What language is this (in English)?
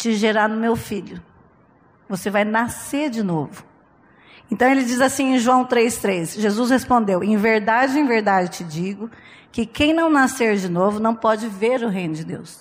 Portuguese